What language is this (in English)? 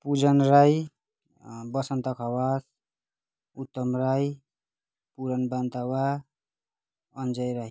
Nepali